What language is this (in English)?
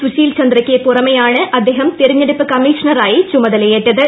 Malayalam